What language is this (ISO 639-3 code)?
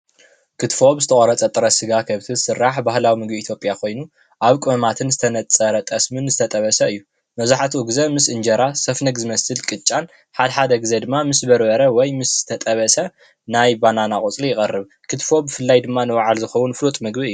tir